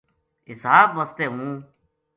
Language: Gujari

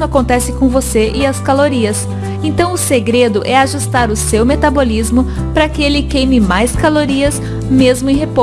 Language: Portuguese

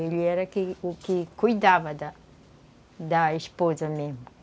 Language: Portuguese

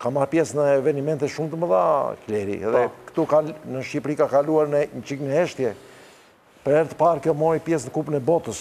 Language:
Romanian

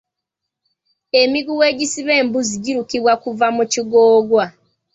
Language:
Ganda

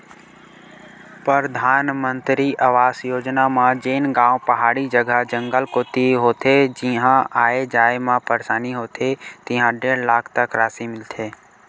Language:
Chhattisgarhi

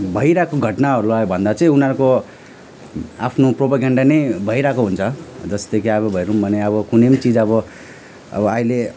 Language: Nepali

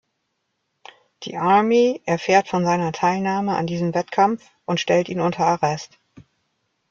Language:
German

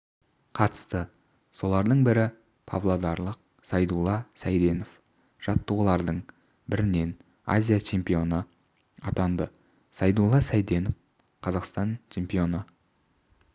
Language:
Kazakh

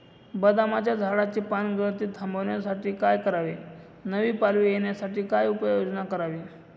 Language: Marathi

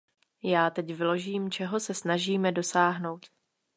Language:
Czech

